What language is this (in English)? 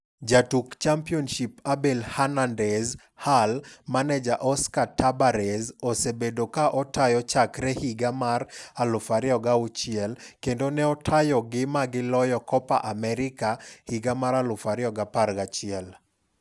Luo (Kenya and Tanzania)